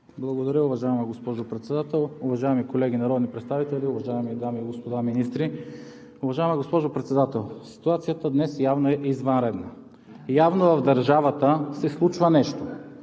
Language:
Bulgarian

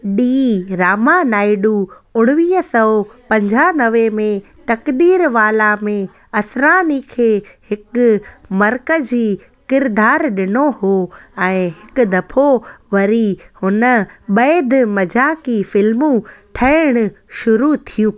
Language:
Sindhi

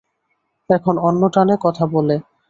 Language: Bangla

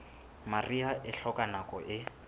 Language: Southern Sotho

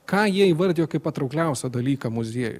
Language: Lithuanian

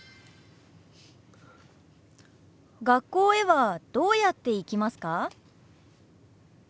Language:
Japanese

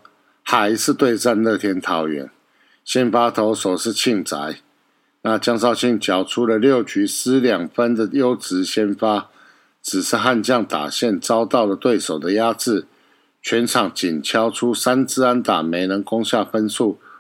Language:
Chinese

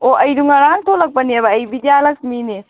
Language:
Manipuri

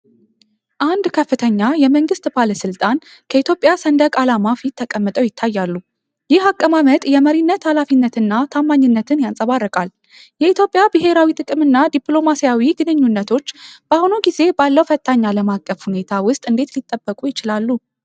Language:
Amharic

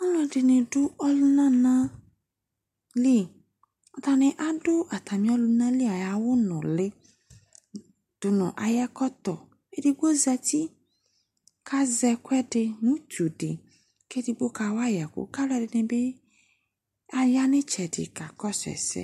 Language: Ikposo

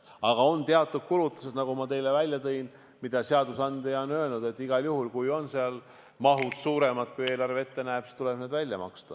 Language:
Estonian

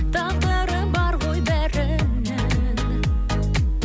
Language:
Kazakh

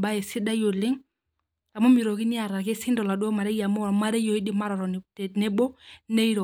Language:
Masai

